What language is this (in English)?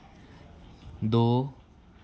Dogri